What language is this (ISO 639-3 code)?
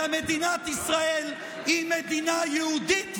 heb